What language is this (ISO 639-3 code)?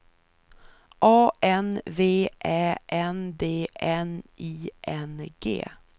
swe